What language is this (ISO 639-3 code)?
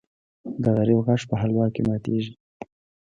pus